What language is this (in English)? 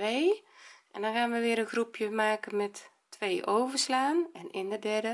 Dutch